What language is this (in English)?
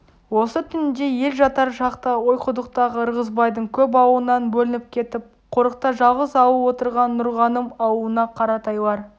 Kazakh